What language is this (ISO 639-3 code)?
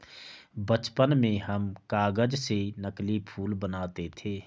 hin